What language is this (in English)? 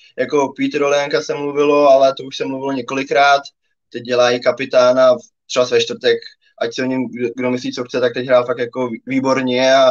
Czech